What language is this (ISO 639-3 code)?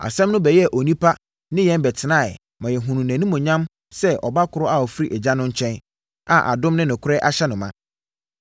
aka